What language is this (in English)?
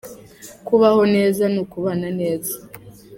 Kinyarwanda